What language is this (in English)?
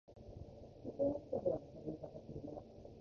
Japanese